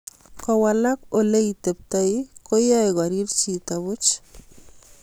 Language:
Kalenjin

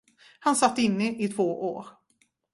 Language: Swedish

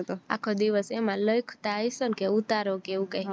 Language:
Gujarati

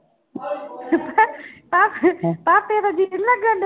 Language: Punjabi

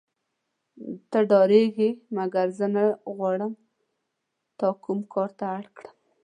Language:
Pashto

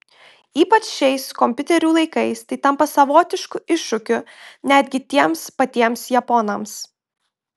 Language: Lithuanian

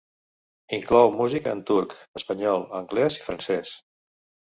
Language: Catalan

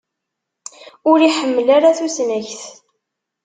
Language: Kabyle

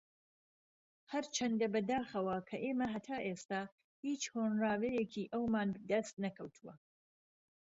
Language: Central Kurdish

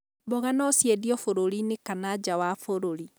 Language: Kikuyu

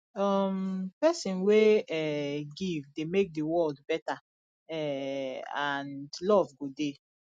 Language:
Nigerian Pidgin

